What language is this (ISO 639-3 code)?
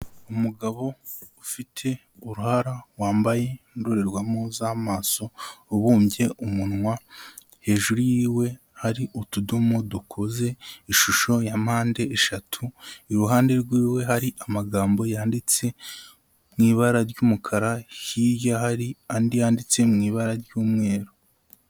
kin